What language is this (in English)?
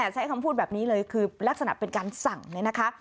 Thai